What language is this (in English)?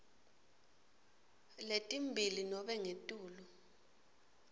Swati